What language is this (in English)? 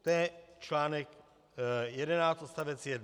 Czech